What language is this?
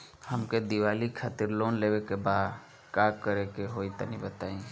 Bhojpuri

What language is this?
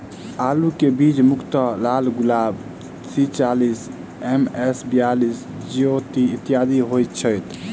Maithili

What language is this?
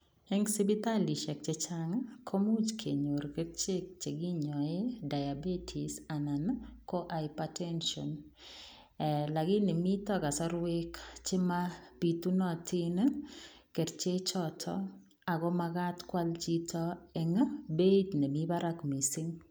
Kalenjin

